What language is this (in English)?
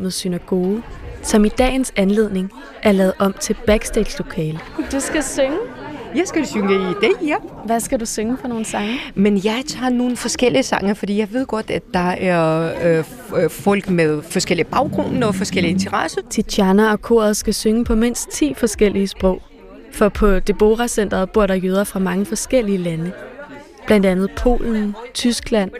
Danish